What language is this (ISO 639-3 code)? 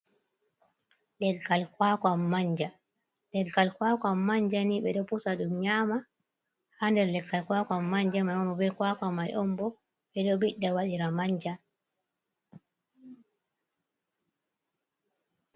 ful